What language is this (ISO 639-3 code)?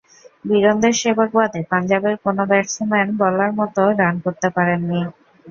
ben